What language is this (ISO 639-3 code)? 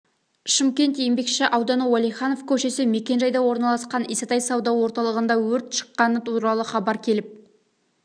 kaz